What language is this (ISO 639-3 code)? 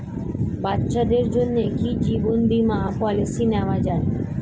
ben